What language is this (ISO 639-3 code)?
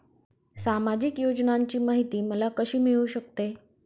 mar